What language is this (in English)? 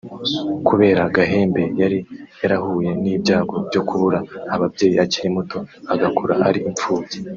Kinyarwanda